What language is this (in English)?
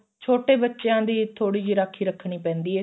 Punjabi